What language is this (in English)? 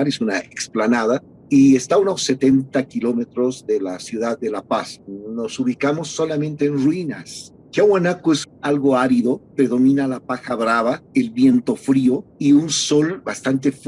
Spanish